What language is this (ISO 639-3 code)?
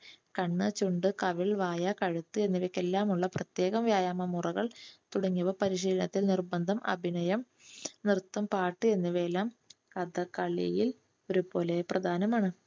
mal